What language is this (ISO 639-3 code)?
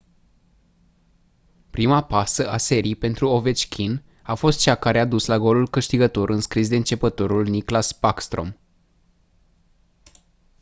ron